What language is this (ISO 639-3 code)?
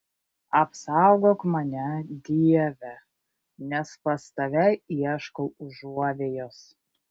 lit